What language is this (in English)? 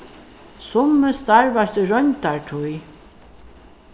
Faroese